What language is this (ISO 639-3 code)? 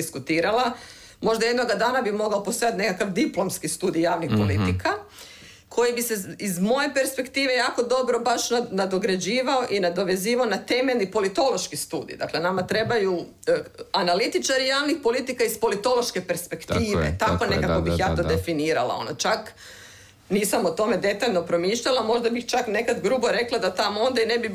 hrv